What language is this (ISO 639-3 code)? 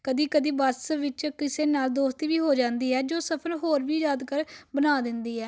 pan